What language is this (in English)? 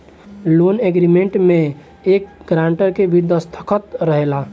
Bhojpuri